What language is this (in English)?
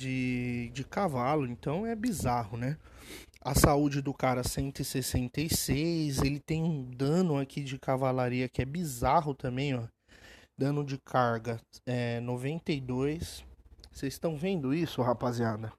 Portuguese